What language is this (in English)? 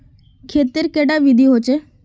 Magahi